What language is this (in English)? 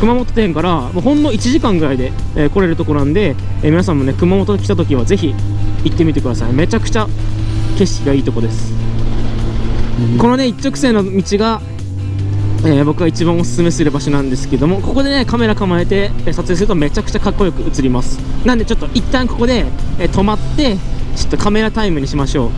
Japanese